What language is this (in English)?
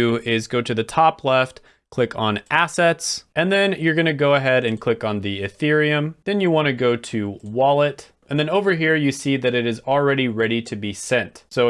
English